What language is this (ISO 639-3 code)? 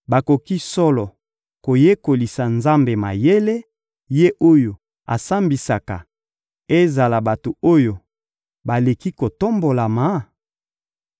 lin